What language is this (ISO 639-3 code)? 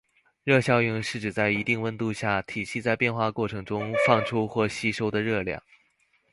zho